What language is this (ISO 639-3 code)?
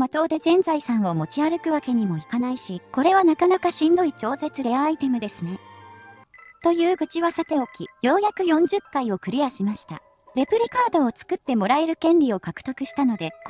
jpn